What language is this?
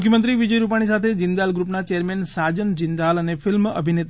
Gujarati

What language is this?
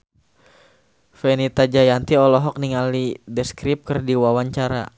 Sundanese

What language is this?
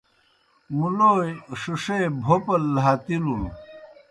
Kohistani Shina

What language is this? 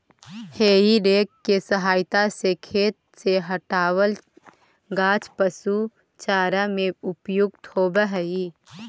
Magahi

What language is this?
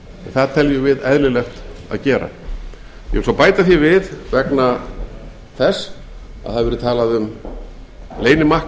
Icelandic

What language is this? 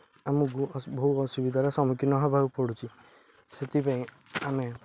Odia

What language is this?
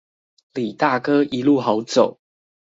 Chinese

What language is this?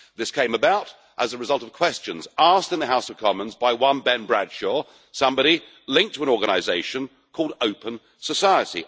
English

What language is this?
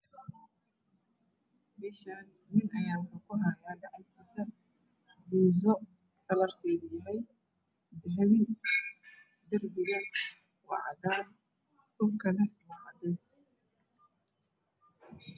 Somali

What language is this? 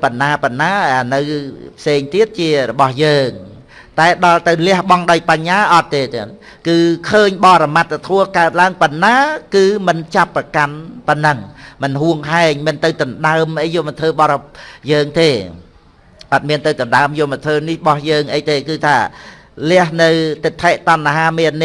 Vietnamese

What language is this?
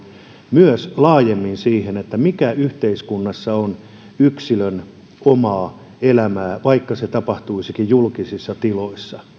Finnish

